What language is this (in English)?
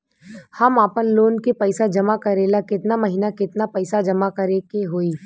Bhojpuri